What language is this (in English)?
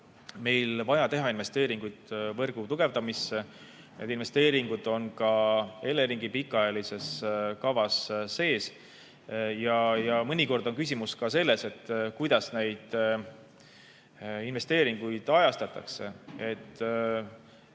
Estonian